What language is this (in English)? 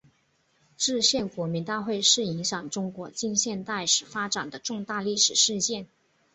Chinese